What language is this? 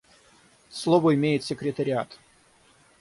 Russian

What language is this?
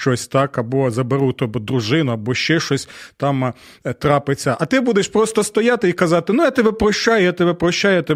Ukrainian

